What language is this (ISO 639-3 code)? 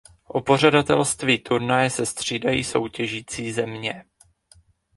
ces